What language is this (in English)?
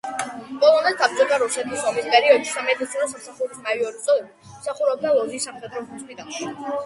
Georgian